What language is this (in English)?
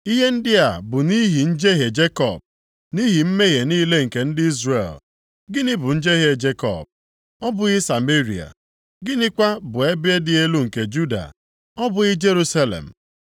Igbo